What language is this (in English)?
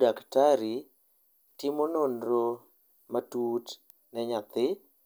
Luo (Kenya and Tanzania)